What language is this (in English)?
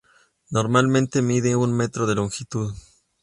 Spanish